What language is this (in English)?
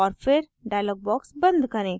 Hindi